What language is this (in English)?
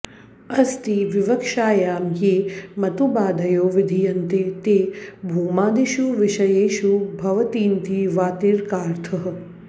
Sanskrit